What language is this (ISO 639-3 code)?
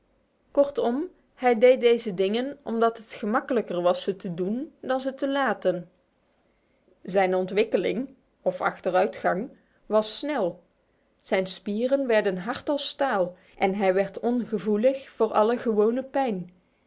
nld